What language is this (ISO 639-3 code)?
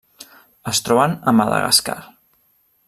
cat